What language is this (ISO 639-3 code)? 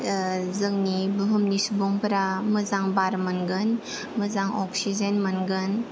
brx